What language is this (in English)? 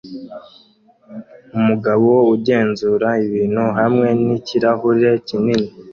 Kinyarwanda